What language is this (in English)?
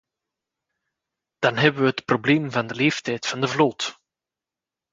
Dutch